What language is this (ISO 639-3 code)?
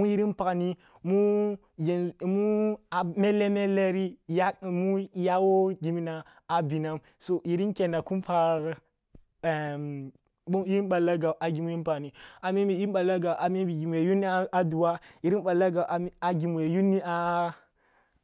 bbu